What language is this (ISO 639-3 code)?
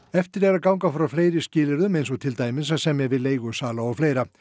isl